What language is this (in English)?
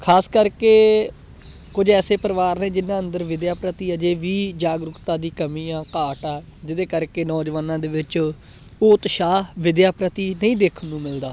Punjabi